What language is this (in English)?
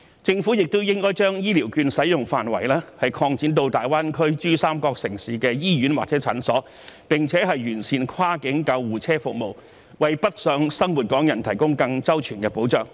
Cantonese